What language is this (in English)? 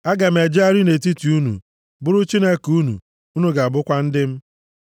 Igbo